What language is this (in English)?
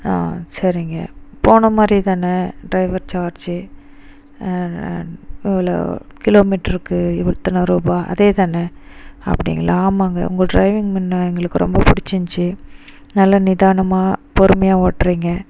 Tamil